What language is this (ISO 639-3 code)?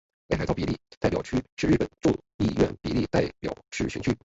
zho